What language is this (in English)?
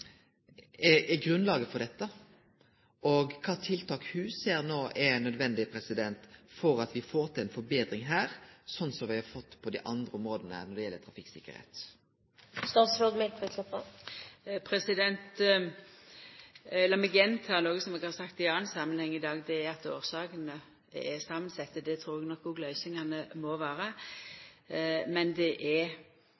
Norwegian Nynorsk